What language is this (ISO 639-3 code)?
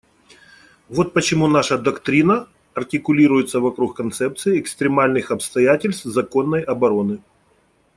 rus